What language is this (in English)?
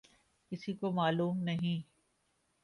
Urdu